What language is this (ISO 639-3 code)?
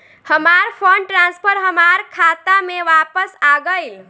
bho